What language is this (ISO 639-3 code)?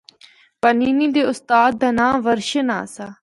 hno